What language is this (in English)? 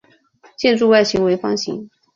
Chinese